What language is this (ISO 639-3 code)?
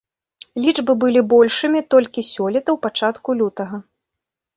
bel